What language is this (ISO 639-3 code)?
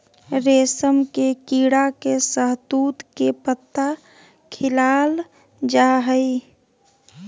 mag